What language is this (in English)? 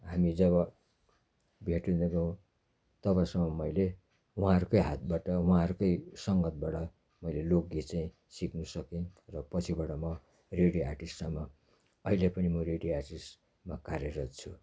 Nepali